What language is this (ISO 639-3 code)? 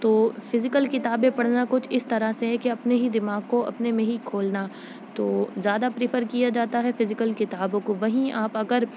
urd